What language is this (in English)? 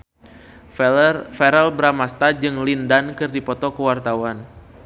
Sundanese